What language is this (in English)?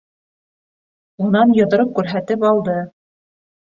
Bashkir